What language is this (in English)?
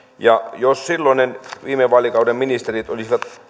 Finnish